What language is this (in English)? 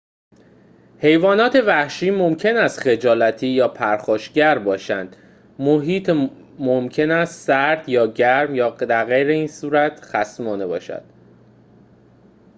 Persian